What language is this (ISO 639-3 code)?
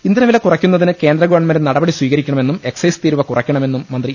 mal